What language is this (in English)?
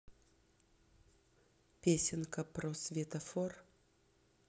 Russian